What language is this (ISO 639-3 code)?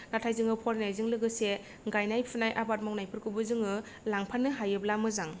brx